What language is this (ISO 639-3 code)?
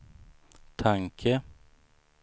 swe